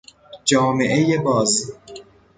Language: Persian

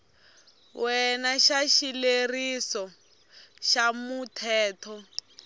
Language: Tsonga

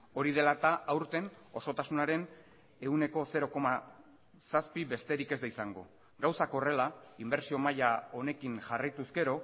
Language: Basque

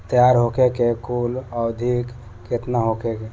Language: Bhojpuri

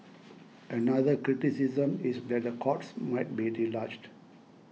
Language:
English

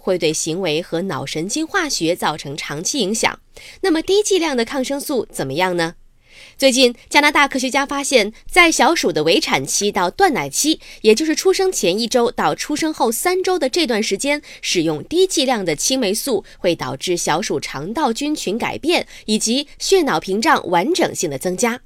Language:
Chinese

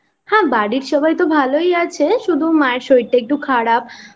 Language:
Bangla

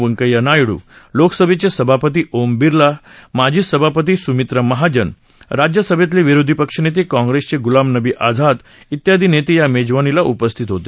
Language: Marathi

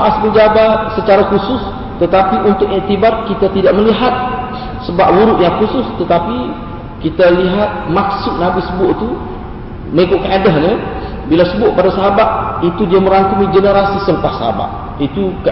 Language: Malay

